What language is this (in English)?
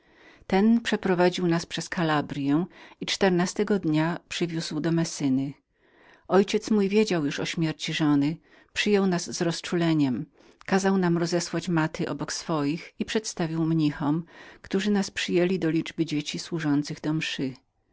Polish